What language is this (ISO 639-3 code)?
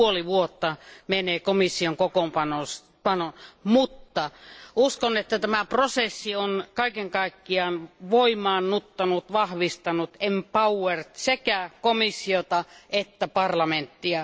fin